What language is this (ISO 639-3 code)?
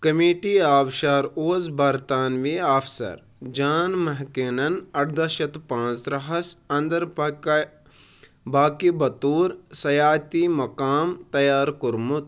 kas